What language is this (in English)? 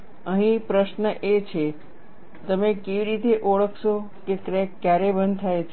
Gujarati